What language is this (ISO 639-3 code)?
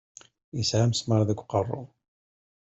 kab